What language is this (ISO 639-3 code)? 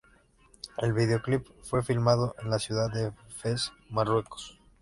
spa